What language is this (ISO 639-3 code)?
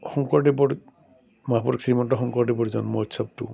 asm